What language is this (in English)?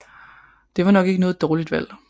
Danish